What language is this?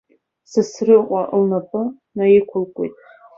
Abkhazian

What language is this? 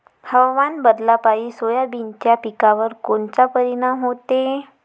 Marathi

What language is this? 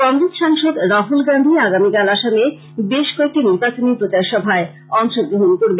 Bangla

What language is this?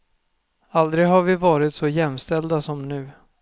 Swedish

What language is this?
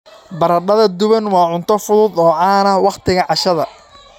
Somali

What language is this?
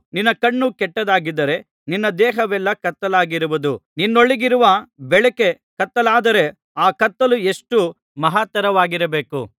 Kannada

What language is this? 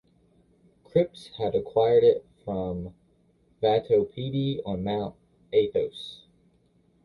English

